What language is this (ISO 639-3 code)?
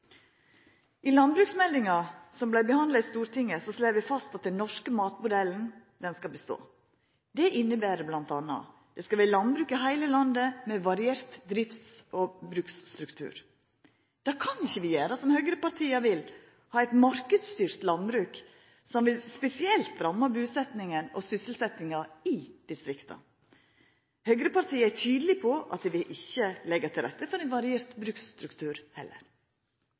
nno